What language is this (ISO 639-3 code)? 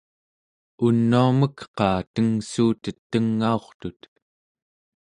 esu